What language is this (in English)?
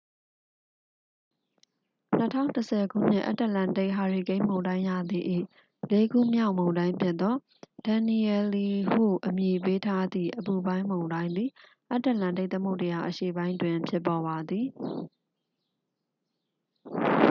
Burmese